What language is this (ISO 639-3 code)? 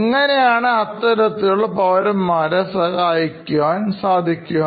mal